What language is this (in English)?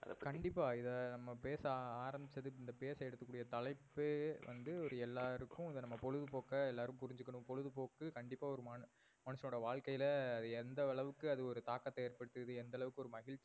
Tamil